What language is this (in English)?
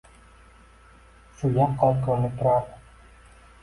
Uzbek